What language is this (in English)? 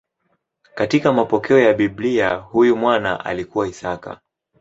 Swahili